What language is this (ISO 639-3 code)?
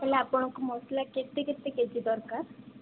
ori